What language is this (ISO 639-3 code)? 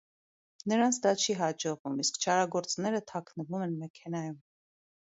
hye